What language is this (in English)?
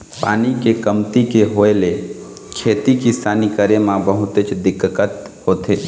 Chhattisgarhi